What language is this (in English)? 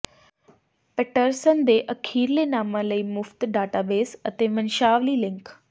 Punjabi